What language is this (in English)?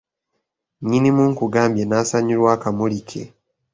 Ganda